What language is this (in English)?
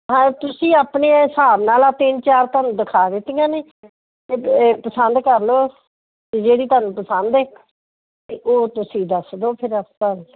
Punjabi